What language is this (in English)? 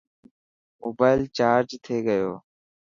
Dhatki